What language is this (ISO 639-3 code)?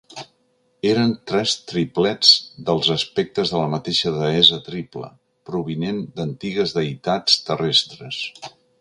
cat